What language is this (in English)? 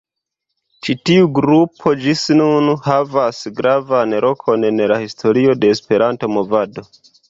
Esperanto